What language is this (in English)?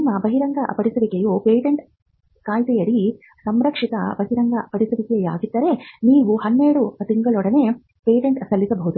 Kannada